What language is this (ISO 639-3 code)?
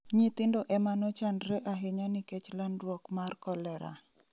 luo